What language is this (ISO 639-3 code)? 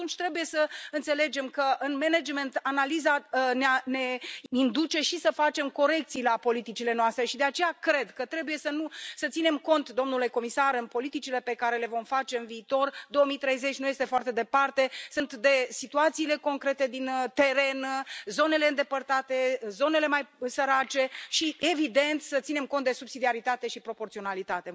ron